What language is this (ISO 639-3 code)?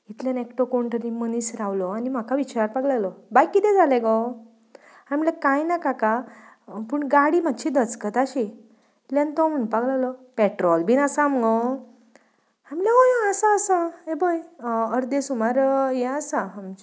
kok